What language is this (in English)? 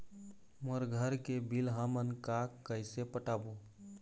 Chhattisgarhi